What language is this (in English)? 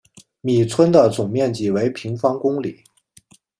Chinese